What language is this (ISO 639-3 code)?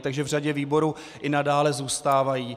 ces